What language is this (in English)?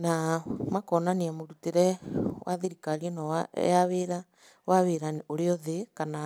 Kikuyu